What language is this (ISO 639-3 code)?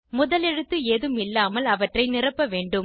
tam